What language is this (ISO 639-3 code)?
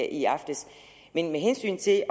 dan